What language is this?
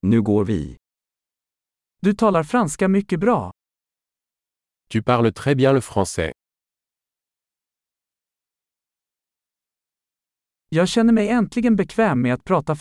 Swedish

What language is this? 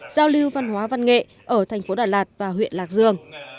Vietnamese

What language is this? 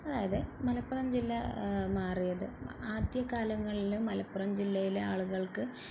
Malayalam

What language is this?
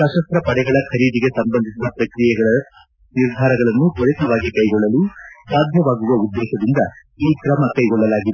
Kannada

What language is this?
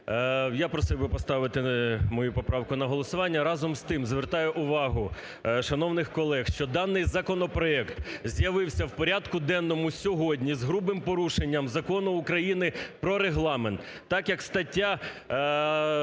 Ukrainian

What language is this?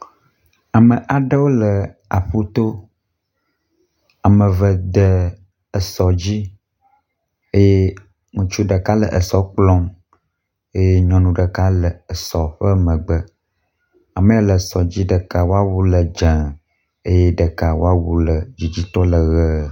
Ewe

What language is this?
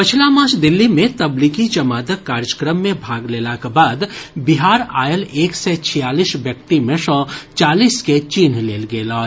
Maithili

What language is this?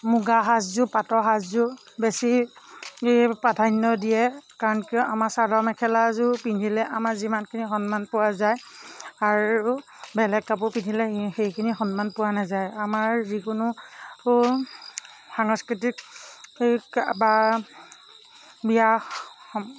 Assamese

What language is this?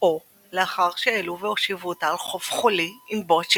Hebrew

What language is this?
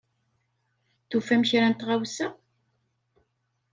Kabyle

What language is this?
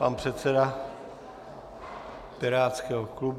Czech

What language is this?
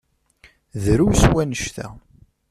Kabyle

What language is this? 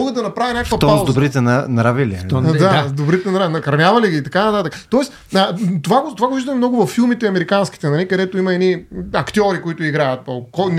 Bulgarian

